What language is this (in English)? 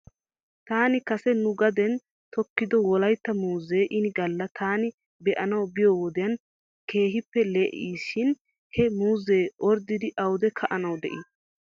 Wolaytta